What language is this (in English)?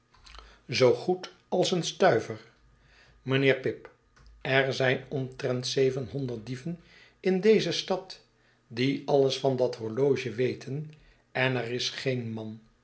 Dutch